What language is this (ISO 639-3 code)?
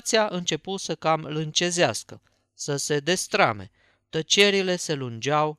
ron